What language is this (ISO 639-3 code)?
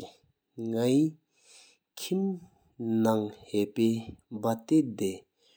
sip